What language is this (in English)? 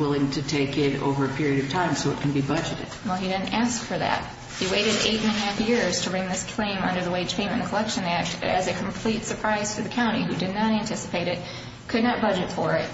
English